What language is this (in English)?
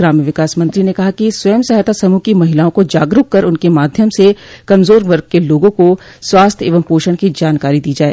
Hindi